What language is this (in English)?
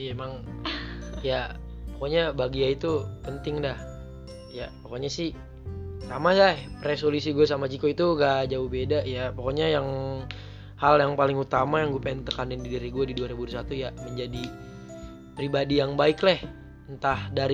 Indonesian